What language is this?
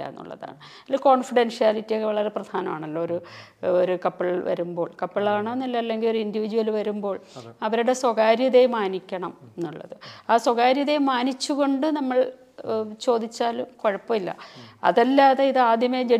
Malayalam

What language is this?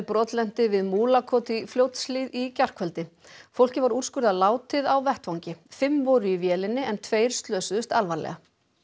Icelandic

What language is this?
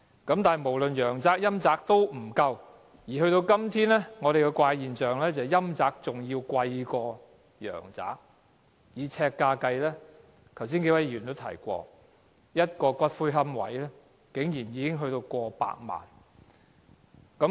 Cantonese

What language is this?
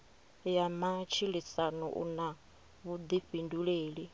Venda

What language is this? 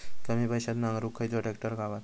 Marathi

